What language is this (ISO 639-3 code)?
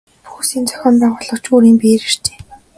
mon